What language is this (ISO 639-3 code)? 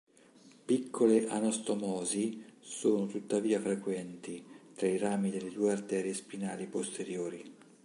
ita